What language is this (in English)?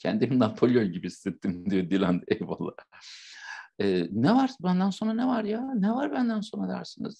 Turkish